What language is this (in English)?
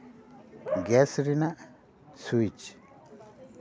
Santali